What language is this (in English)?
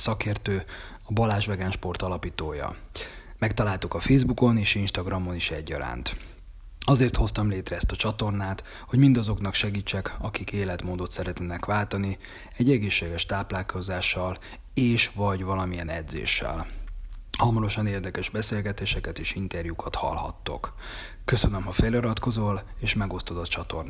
Hungarian